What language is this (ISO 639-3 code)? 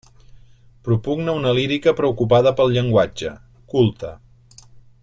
cat